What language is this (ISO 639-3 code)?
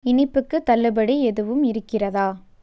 tam